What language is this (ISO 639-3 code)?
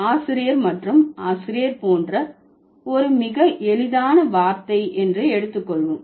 tam